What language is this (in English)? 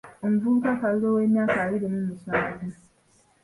Ganda